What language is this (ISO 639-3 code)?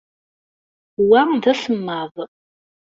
kab